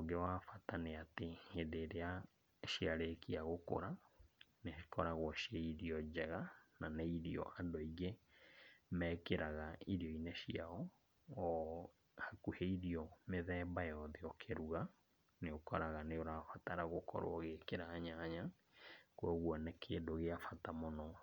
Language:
Kikuyu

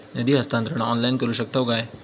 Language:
Marathi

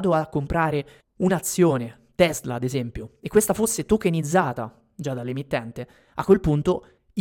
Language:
Italian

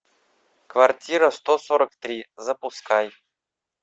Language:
Russian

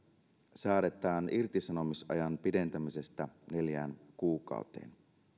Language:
Finnish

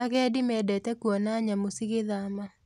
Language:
Kikuyu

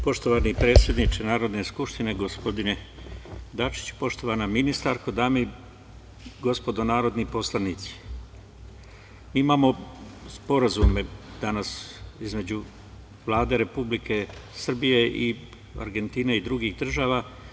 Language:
Serbian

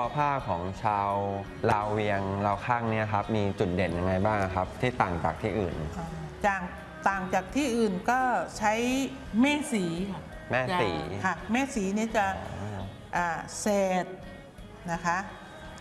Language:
Thai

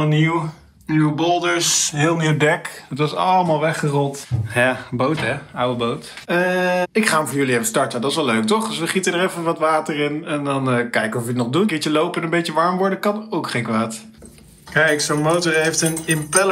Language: Dutch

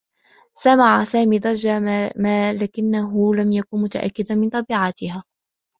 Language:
Arabic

